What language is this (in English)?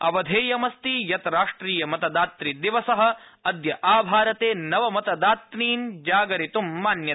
Sanskrit